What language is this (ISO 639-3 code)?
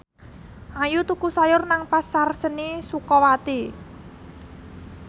jav